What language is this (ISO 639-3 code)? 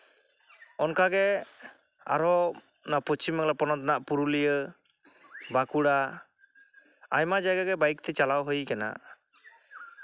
sat